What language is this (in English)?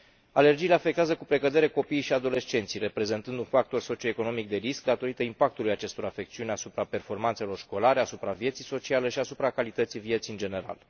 Romanian